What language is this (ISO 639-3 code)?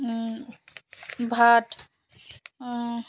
ben